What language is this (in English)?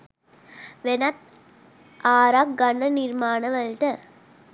Sinhala